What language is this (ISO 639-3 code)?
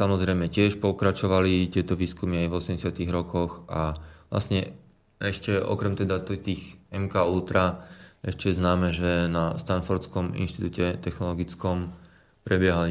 slk